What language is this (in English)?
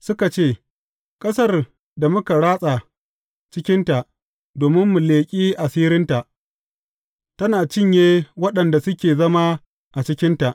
Hausa